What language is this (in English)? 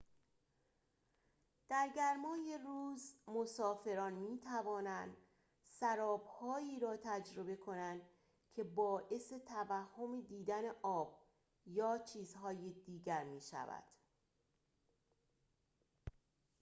Persian